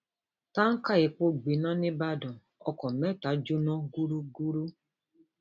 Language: Yoruba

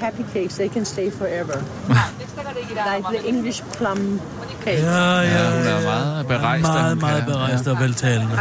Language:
Danish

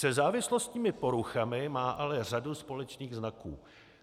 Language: Czech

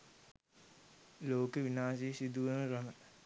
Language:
Sinhala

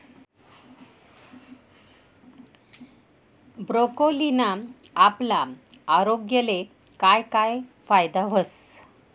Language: Marathi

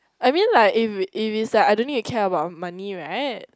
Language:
English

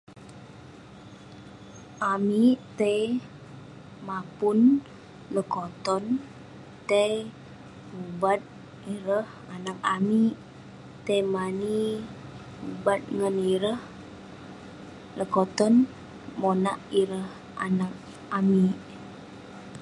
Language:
Western Penan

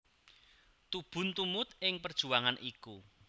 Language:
Javanese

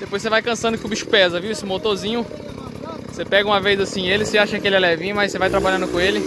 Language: Portuguese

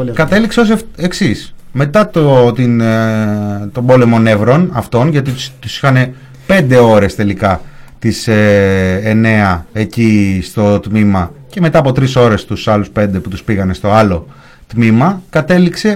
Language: Greek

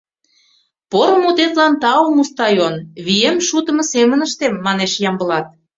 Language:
Mari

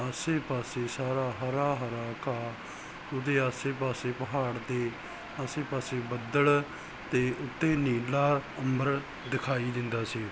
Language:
Punjabi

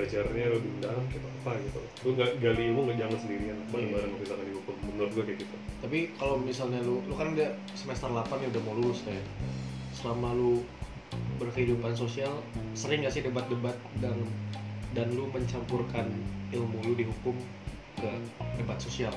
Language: Indonesian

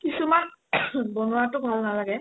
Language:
Assamese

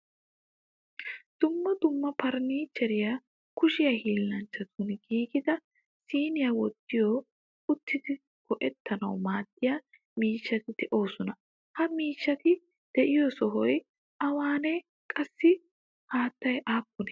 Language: Wolaytta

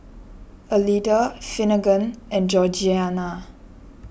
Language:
English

